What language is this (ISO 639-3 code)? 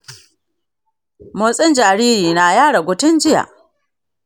hau